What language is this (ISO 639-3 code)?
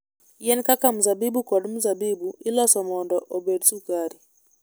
luo